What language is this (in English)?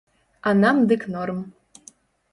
Belarusian